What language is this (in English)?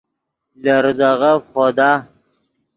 Yidgha